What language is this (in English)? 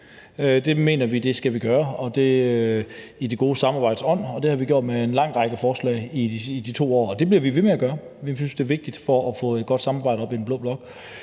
Danish